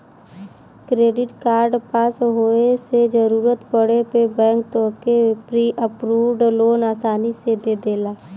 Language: Bhojpuri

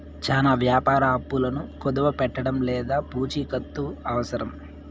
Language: Telugu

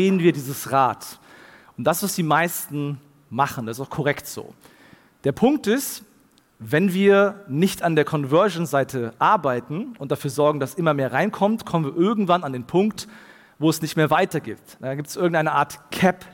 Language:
German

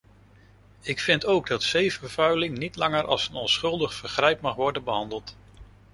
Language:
Dutch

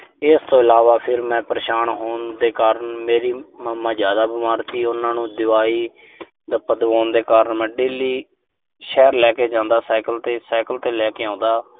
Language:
Punjabi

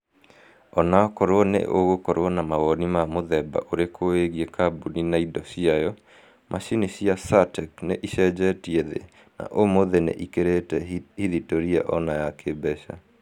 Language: Kikuyu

